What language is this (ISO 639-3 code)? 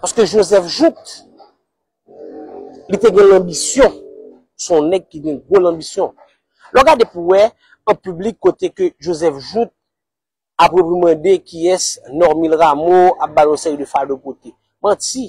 fra